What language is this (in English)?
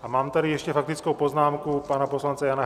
Czech